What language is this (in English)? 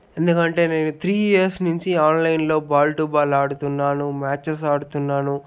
Telugu